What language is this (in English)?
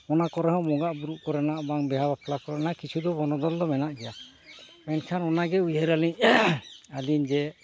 Santali